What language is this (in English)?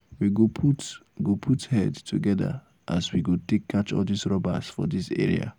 Nigerian Pidgin